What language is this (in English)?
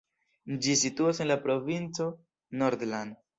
Esperanto